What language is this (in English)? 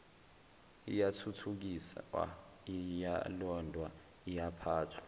Zulu